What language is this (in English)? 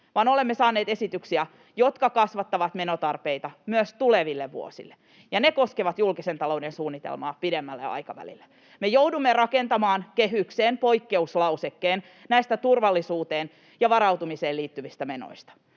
Finnish